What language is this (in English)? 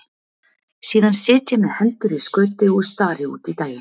Icelandic